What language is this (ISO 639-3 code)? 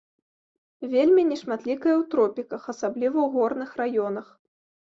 bel